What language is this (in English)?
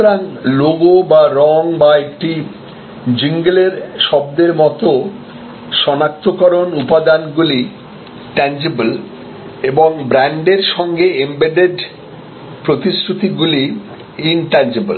Bangla